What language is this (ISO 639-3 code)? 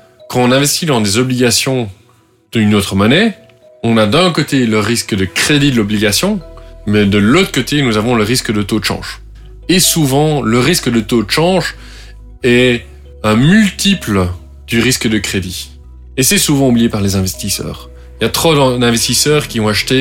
fra